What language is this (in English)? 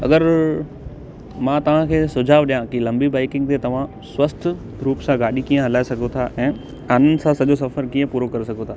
Sindhi